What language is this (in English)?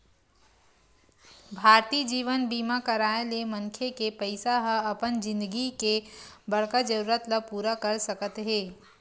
Chhattisgarhi